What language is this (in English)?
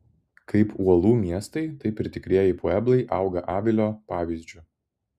Lithuanian